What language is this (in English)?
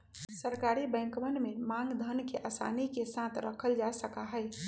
Magahi